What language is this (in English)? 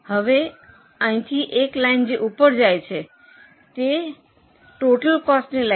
Gujarati